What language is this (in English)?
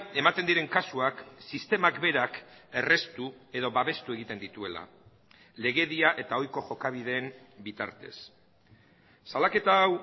Basque